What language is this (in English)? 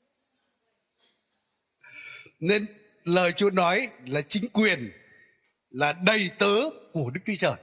Vietnamese